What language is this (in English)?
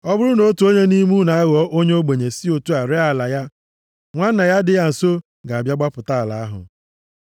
Igbo